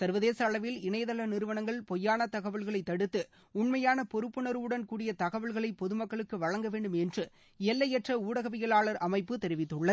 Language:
Tamil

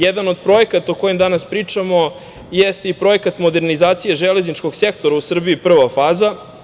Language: Serbian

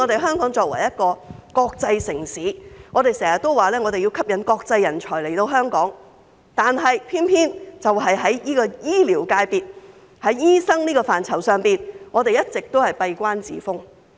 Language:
Cantonese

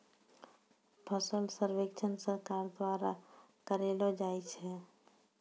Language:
Maithili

